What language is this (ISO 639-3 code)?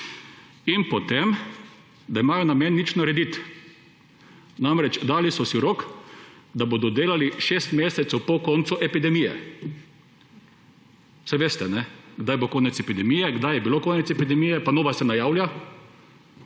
slv